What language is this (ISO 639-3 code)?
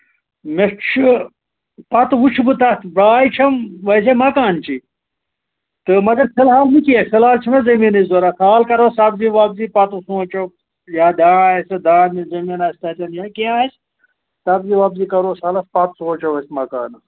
kas